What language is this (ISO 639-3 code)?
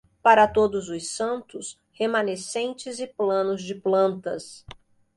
por